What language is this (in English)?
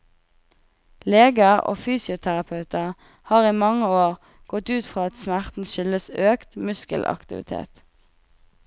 Norwegian